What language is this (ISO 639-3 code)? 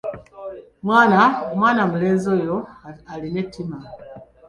lug